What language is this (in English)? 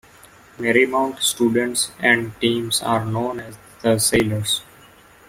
English